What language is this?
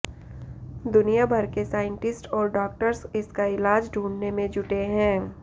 Hindi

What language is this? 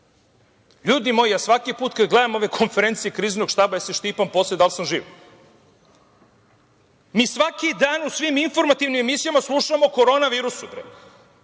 Serbian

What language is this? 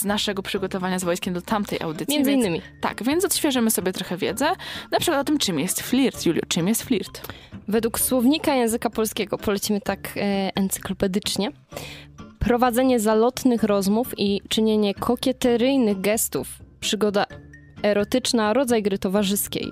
Polish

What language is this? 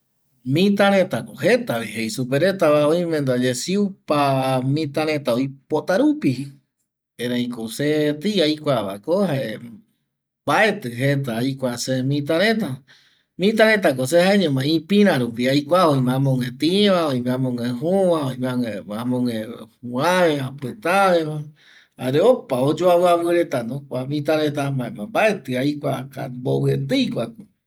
Eastern Bolivian Guaraní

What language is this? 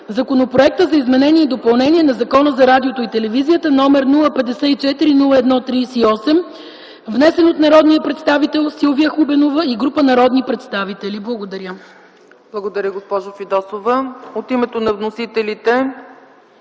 Bulgarian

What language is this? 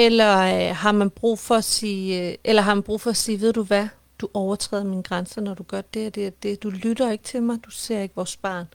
Danish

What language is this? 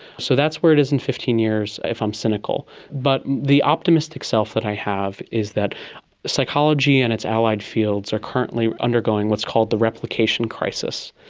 English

